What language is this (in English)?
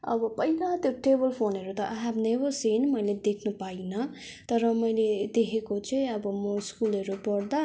Nepali